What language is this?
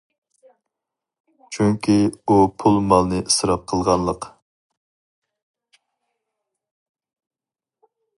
Uyghur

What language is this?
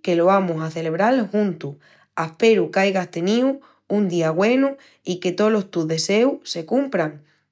Extremaduran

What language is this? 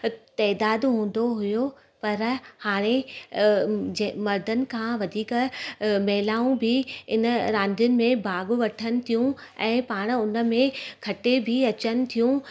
Sindhi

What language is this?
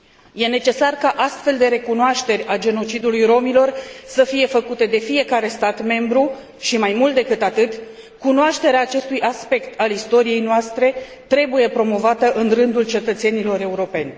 Romanian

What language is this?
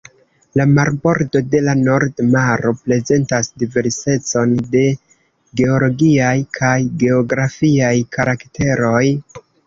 Esperanto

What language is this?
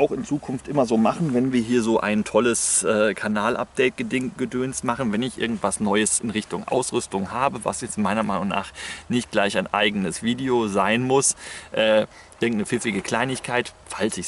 German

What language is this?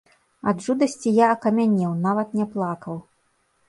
Belarusian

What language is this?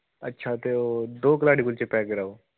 Dogri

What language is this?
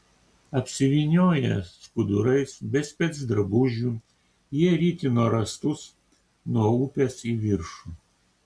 Lithuanian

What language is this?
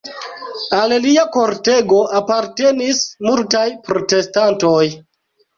Esperanto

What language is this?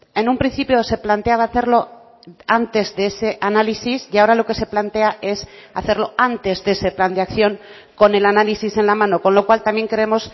Spanish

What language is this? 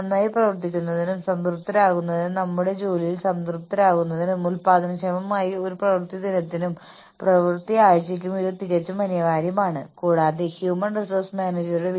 Malayalam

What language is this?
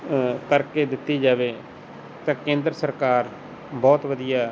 Punjabi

